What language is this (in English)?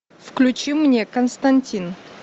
Russian